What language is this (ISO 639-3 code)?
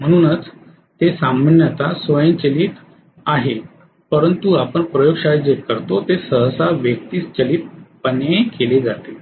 mar